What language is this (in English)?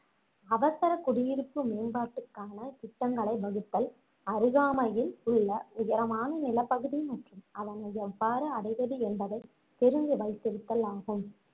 Tamil